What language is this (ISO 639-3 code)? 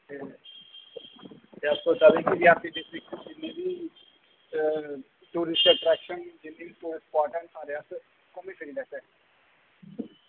doi